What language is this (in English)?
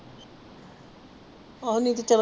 Punjabi